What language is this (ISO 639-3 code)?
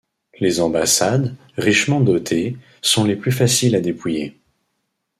fra